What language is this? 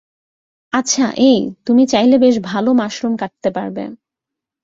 Bangla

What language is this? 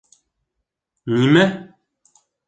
Bashkir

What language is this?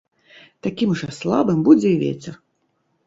Belarusian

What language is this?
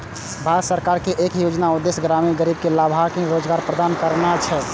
Maithili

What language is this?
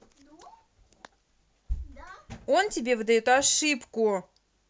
Russian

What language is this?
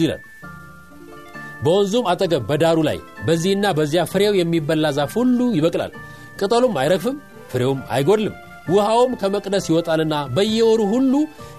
Amharic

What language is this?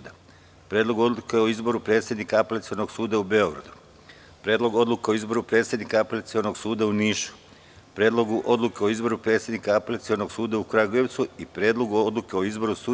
Serbian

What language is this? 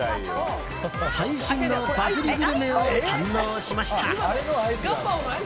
Japanese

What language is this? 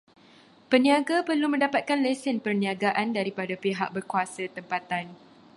Malay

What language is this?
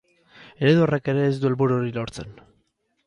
Basque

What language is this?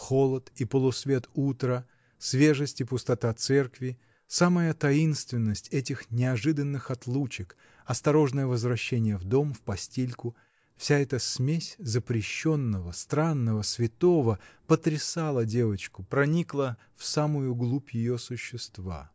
Russian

